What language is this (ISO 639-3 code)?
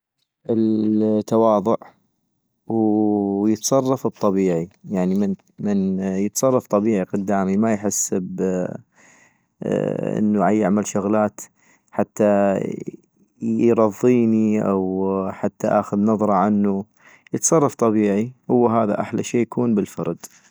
ayp